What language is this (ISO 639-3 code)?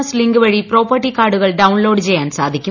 mal